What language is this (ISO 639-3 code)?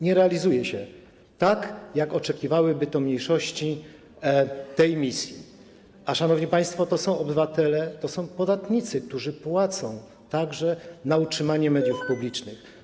pol